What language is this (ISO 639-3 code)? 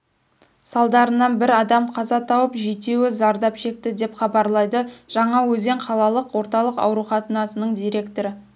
kaz